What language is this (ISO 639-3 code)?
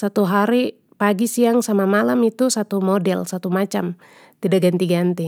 pmy